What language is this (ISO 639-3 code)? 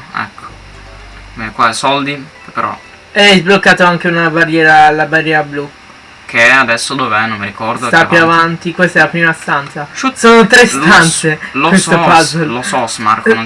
ita